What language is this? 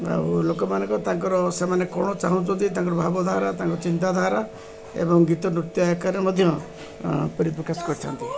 Odia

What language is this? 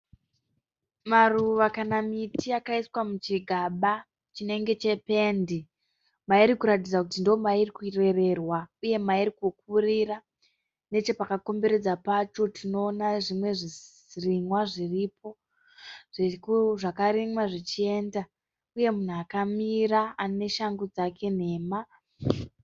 Shona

